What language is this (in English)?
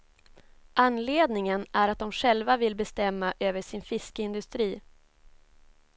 Swedish